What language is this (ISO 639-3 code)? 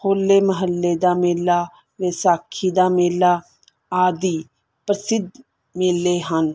pan